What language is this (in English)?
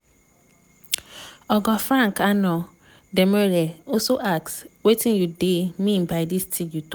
Nigerian Pidgin